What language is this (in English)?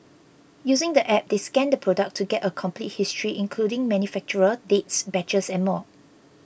English